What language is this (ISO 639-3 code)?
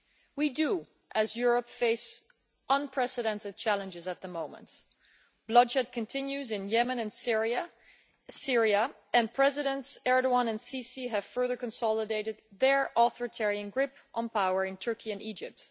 eng